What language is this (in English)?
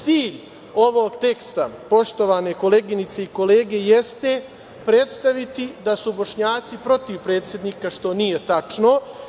Serbian